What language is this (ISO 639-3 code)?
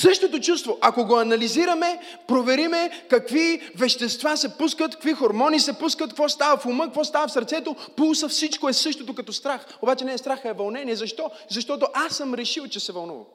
bul